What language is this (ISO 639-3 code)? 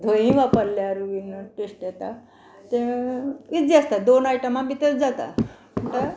kok